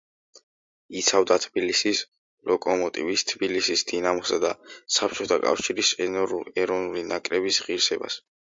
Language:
Georgian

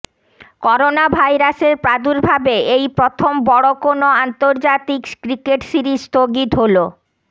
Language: Bangla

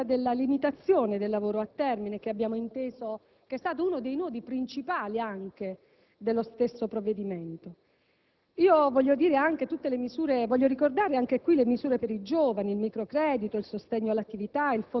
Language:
Italian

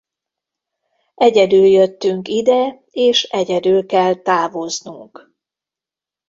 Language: Hungarian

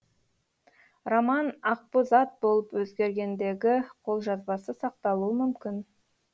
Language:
Kazakh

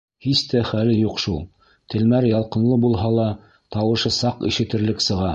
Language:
Bashkir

